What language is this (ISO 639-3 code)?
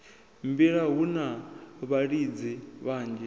ven